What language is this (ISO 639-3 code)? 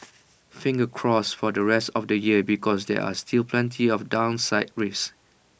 eng